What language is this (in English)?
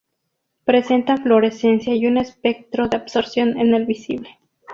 Spanish